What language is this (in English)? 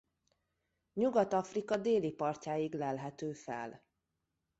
Hungarian